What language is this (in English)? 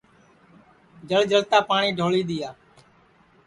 Sansi